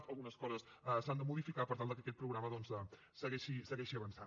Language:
Catalan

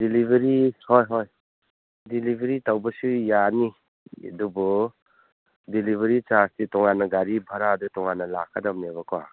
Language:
Manipuri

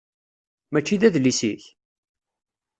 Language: Kabyle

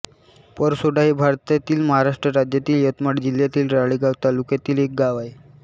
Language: Marathi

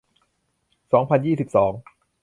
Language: Thai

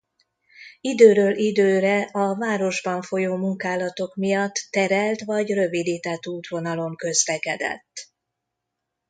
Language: Hungarian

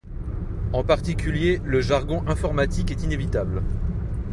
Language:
French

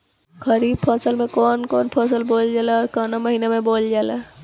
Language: Bhojpuri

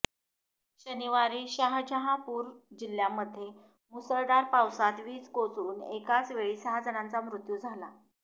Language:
Marathi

